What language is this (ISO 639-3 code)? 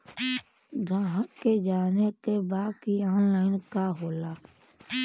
bho